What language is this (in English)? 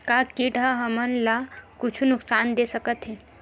Chhattisgarhi